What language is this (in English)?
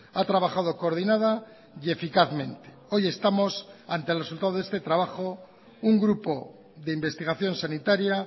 Spanish